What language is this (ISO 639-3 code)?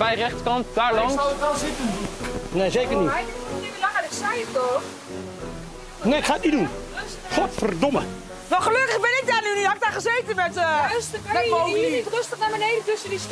nld